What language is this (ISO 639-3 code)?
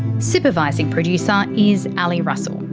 eng